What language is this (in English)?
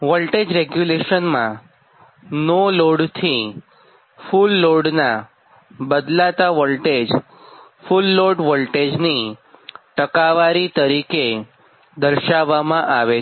Gujarati